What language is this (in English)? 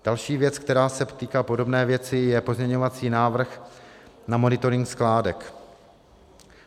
Czech